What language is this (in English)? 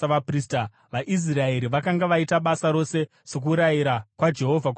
Shona